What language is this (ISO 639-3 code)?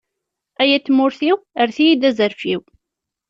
kab